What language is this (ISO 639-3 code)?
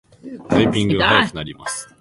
jpn